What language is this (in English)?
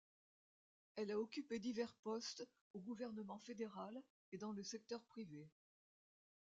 French